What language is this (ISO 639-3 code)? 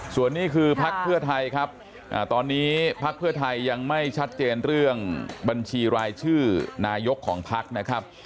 tha